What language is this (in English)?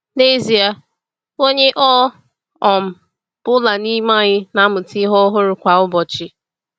Igbo